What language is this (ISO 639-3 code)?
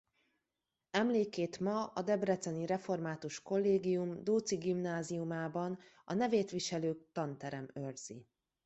hun